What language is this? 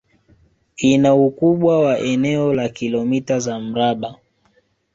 Swahili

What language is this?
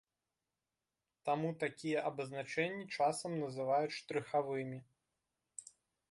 Belarusian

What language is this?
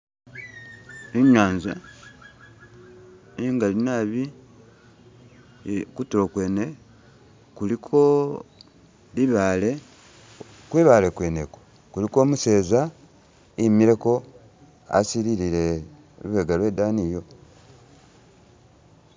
Masaaba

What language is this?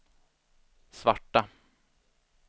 Swedish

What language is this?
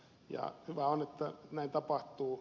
Finnish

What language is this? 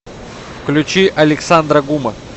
Russian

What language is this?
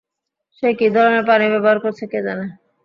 Bangla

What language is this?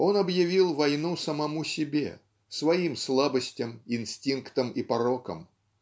Russian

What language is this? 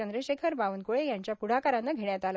Marathi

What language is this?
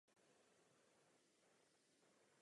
Czech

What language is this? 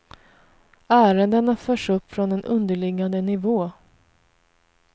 Swedish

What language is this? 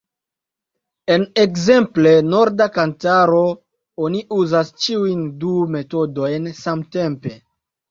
Esperanto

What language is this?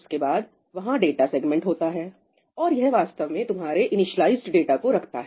Hindi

